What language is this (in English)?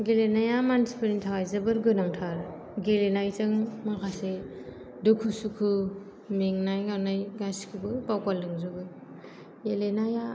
Bodo